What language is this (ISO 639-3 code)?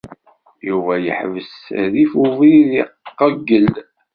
kab